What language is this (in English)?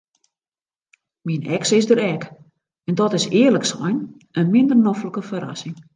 Western Frisian